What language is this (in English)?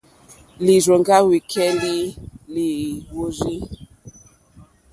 Mokpwe